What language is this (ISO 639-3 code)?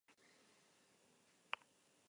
eus